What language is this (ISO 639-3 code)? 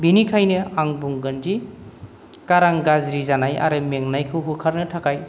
brx